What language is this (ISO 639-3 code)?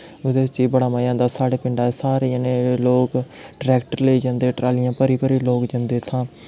doi